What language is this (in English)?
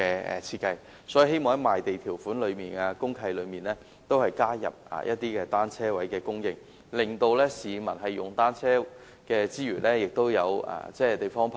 Cantonese